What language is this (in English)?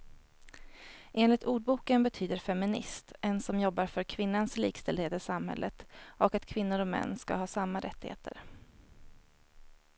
Swedish